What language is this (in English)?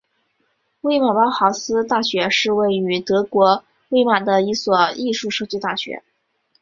Chinese